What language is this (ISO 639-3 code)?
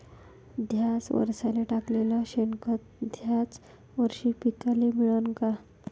mar